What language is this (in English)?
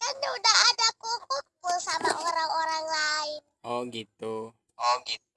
Indonesian